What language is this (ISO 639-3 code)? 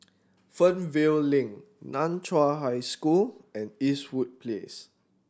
eng